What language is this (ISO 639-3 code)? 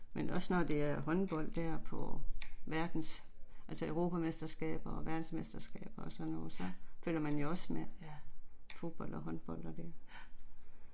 dan